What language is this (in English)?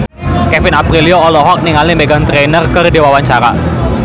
Sundanese